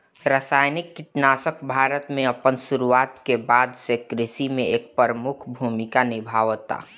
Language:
Bhojpuri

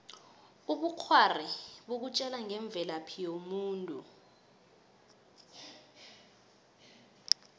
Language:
South Ndebele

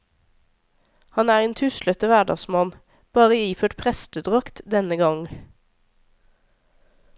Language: Norwegian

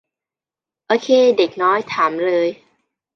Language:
Thai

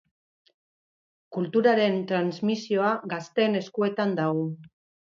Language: Basque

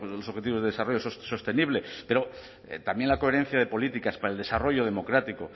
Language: Spanish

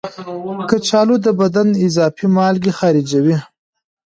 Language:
Pashto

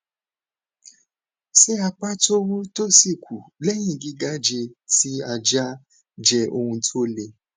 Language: Yoruba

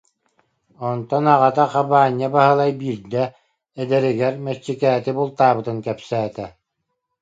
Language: Yakut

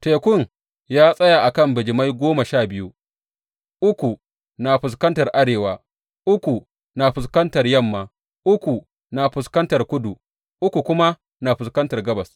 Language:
Hausa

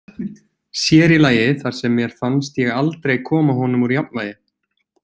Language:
Icelandic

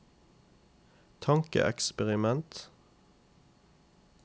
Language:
Norwegian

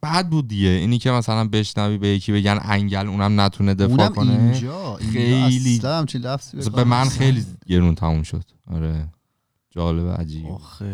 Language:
Persian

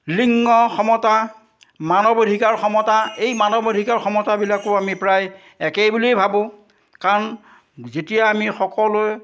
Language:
Assamese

